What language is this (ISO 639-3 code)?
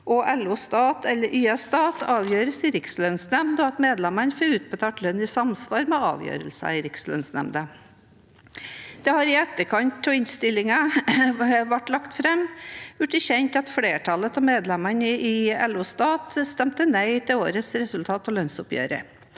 nor